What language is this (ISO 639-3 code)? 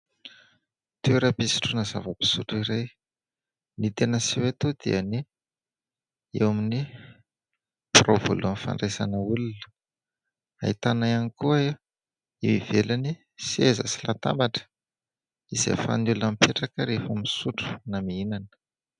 mlg